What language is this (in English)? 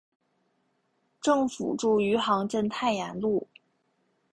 Chinese